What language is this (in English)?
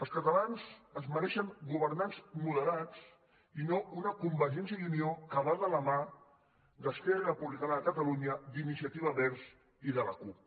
Catalan